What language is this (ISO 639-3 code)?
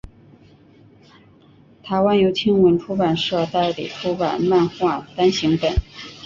zho